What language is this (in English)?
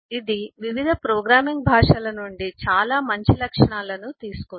Telugu